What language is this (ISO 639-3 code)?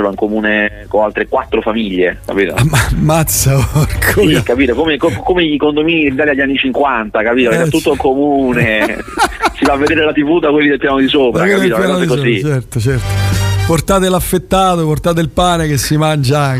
ita